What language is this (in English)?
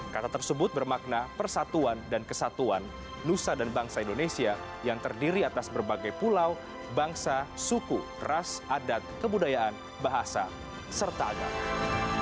Indonesian